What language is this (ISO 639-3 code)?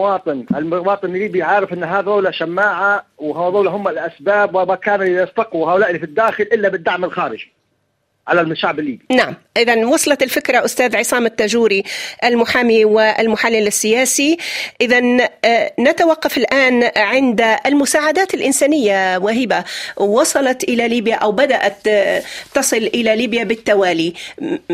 ara